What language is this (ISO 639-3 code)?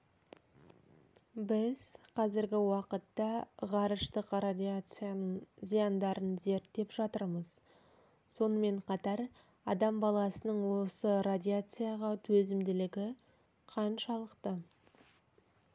kaz